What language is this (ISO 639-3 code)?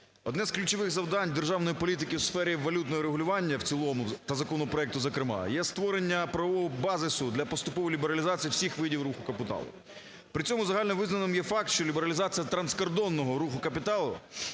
ukr